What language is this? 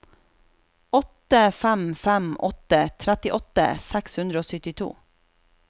Norwegian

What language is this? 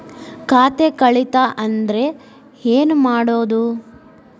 Kannada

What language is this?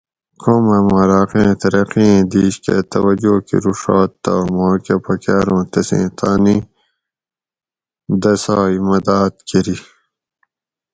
Gawri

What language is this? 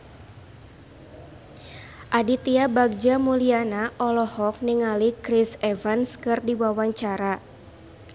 Sundanese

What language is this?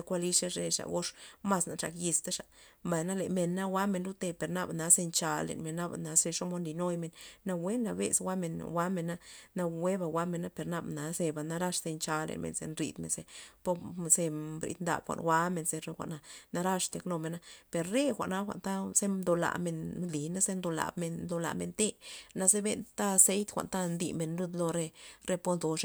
Loxicha Zapotec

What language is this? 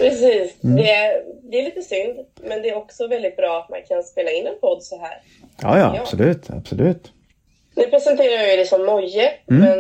Swedish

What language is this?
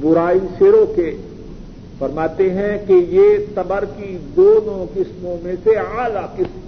Urdu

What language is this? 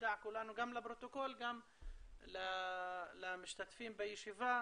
Hebrew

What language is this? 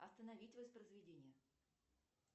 Russian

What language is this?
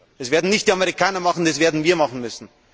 German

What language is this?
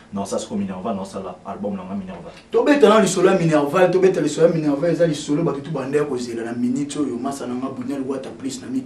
French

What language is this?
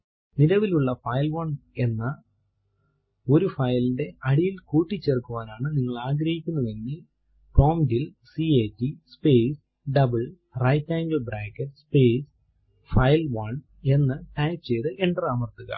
Malayalam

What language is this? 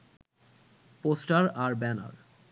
Bangla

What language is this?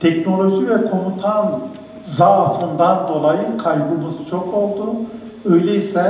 Turkish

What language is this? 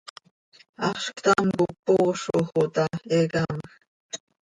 Seri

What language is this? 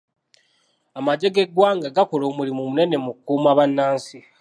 Ganda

